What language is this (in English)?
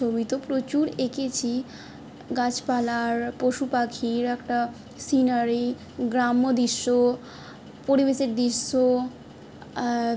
Bangla